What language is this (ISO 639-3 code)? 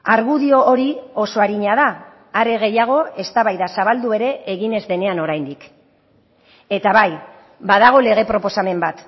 eus